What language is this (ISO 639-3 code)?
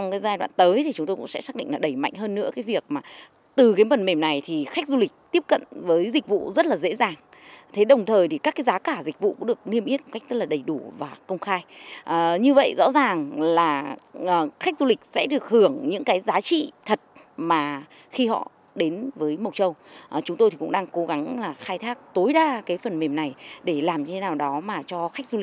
vie